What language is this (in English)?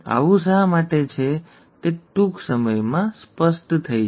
Gujarati